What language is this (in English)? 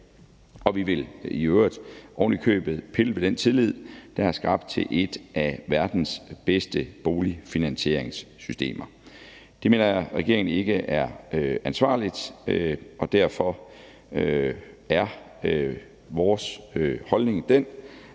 Danish